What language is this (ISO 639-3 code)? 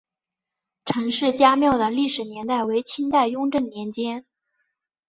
zho